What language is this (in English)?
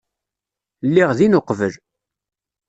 Kabyle